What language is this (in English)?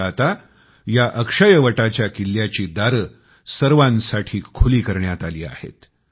Marathi